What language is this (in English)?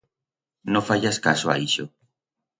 Aragonese